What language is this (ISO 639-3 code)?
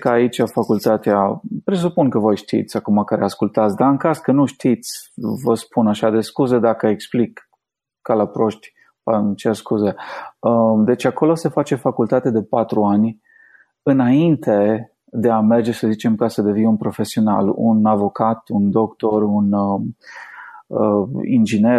ron